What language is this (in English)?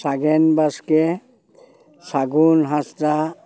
Santali